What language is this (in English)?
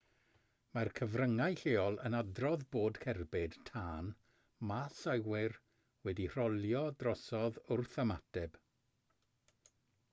Welsh